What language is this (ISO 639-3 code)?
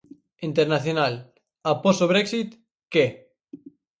glg